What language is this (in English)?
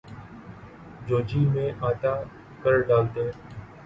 Urdu